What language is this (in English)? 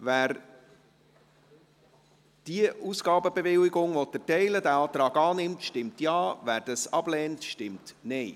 Swiss German